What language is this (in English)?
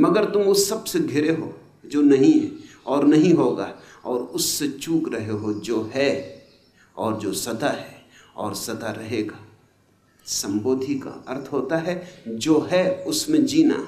Hindi